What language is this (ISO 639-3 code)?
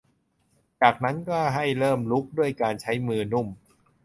tha